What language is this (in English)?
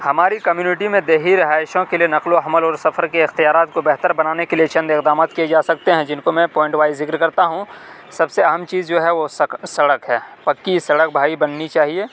Urdu